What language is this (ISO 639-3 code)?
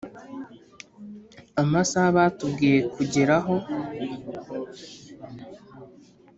kin